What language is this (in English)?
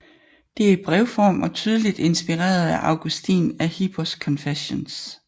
Danish